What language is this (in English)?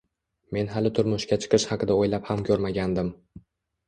Uzbek